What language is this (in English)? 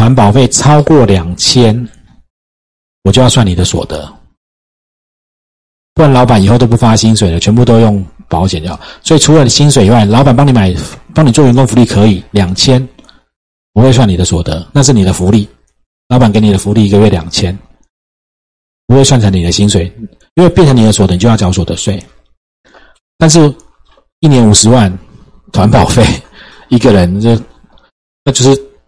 Chinese